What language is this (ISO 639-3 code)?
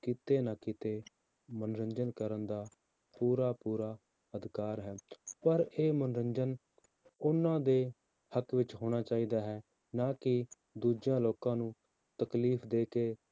pan